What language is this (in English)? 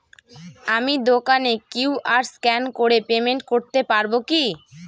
Bangla